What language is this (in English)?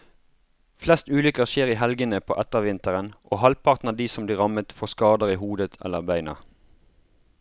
Norwegian